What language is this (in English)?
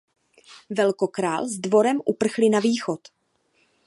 Czech